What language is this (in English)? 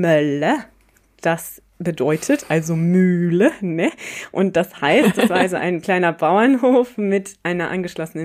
German